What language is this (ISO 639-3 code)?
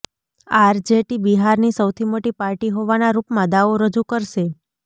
guj